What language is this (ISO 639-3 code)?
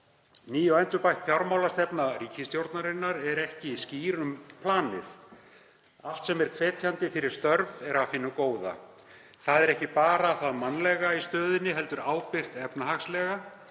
isl